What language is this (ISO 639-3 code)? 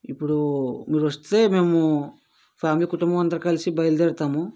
tel